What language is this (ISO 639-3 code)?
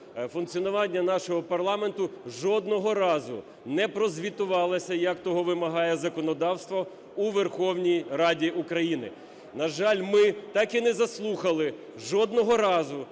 ukr